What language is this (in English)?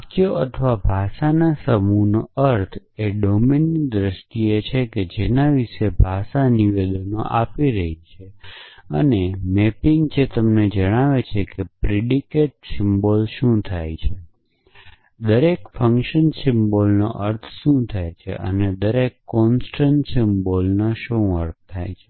Gujarati